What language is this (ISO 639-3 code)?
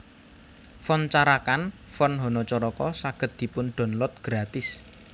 jav